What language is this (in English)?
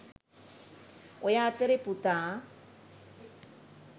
Sinhala